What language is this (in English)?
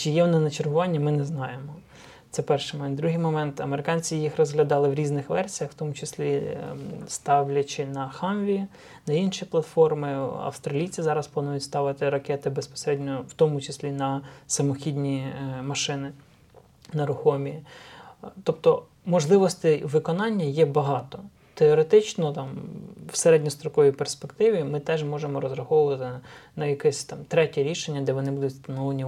Ukrainian